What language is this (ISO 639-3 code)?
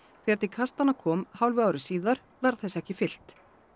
isl